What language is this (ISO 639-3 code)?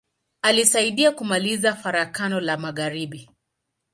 swa